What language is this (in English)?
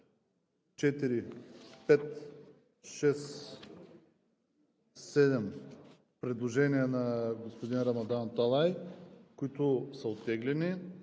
Bulgarian